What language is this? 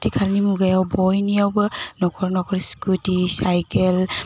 Bodo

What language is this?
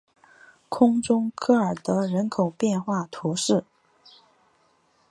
Chinese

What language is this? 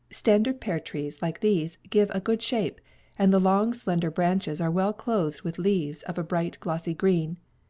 English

